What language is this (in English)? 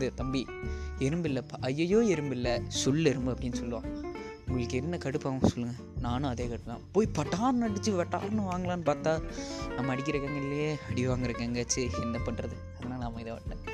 Tamil